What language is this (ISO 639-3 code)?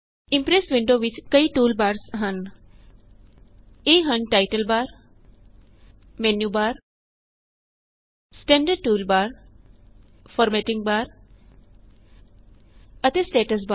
pan